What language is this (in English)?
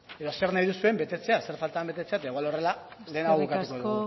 Basque